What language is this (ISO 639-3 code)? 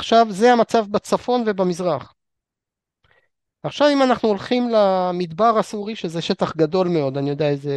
heb